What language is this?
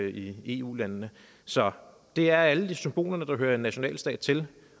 Danish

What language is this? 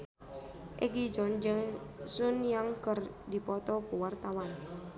Sundanese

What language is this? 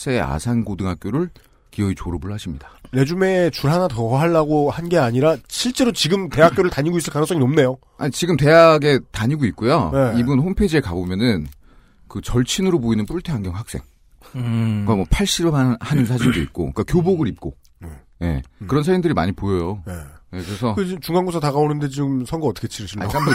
Korean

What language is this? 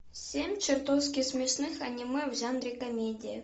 Russian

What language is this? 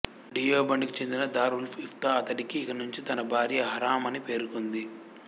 Telugu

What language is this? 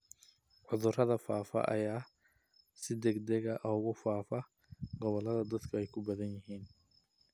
Somali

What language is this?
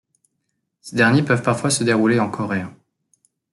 French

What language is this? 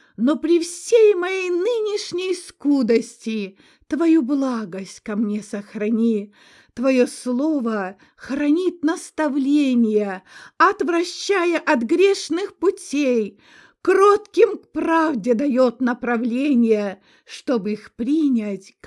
Russian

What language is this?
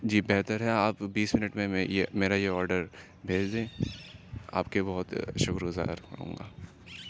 Urdu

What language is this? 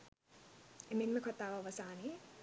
Sinhala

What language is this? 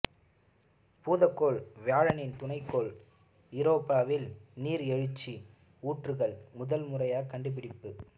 Tamil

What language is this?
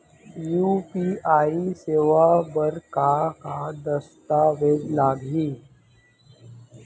Chhattisgarhi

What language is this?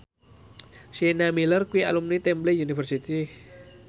Javanese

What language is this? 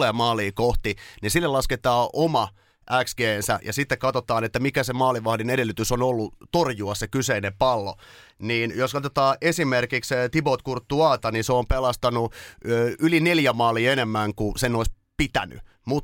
Finnish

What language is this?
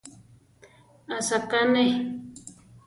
Central Tarahumara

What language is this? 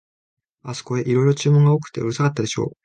Japanese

